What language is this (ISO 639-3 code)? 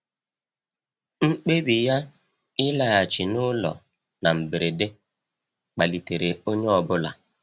ibo